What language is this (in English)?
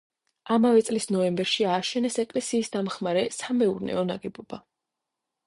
Georgian